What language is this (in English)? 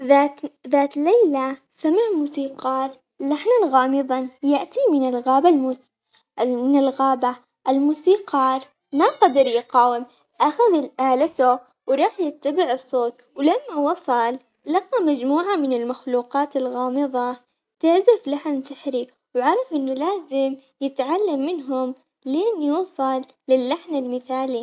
Omani Arabic